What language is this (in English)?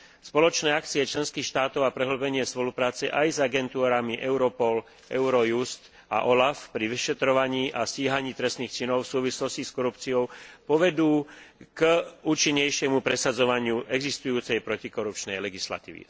Slovak